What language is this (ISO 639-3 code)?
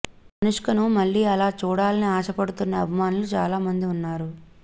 tel